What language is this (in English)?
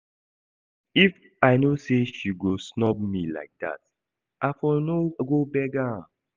Nigerian Pidgin